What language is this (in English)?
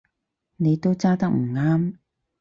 Cantonese